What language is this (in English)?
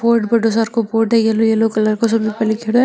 Marwari